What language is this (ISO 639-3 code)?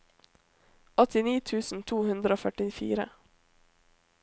nor